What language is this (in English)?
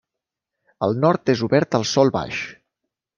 Catalan